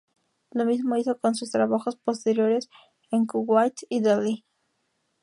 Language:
Spanish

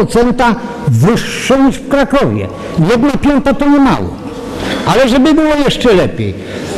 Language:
Polish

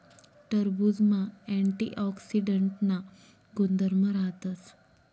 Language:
Marathi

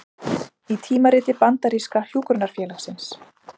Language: Icelandic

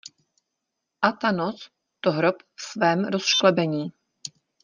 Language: Czech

